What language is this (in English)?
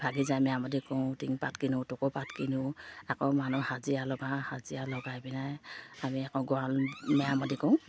Assamese